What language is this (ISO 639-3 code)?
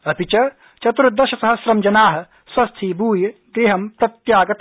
san